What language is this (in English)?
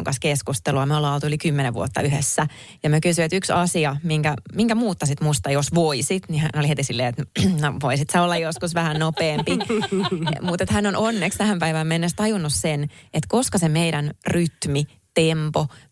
Finnish